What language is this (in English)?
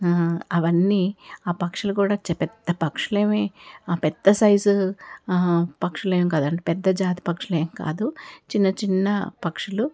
Telugu